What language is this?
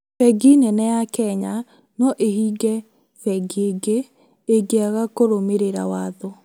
Kikuyu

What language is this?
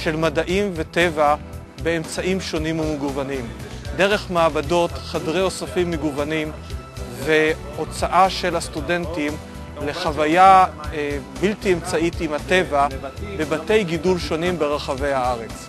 Hebrew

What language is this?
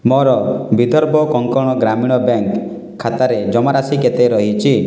Odia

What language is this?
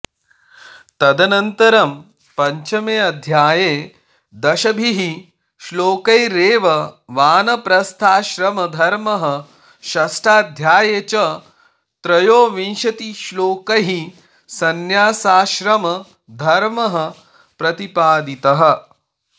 Sanskrit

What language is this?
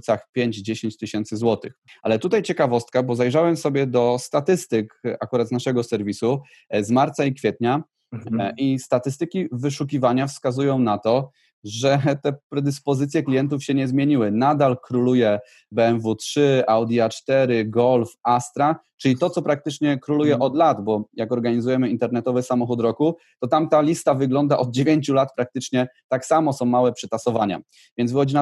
Polish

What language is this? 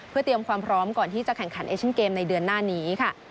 Thai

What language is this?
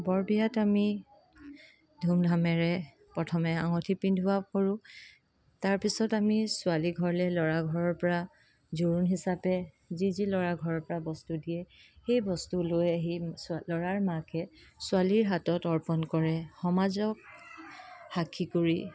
Assamese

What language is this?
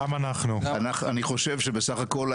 Hebrew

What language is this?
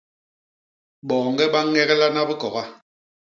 Basaa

